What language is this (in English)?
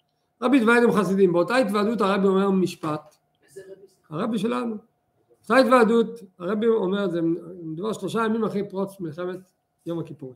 Hebrew